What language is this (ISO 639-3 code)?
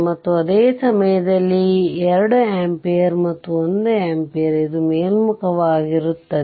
kan